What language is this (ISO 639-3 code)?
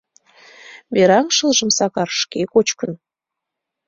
chm